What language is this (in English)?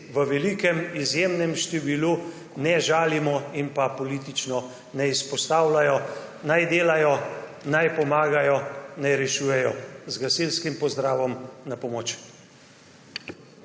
Slovenian